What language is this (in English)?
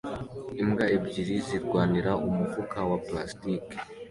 Kinyarwanda